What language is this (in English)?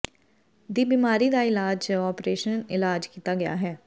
Punjabi